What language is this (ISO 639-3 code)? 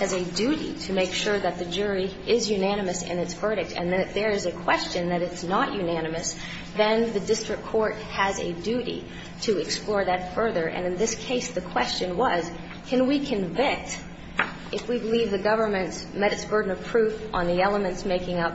eng